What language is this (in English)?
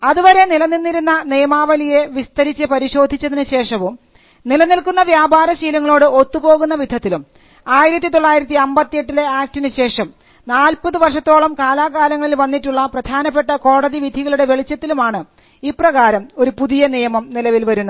Malayalam